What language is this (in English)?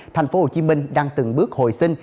Vietnamese